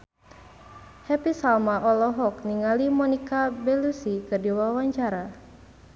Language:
Sundanese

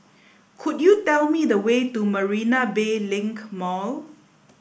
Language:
English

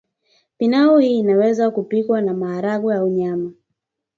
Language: Swahili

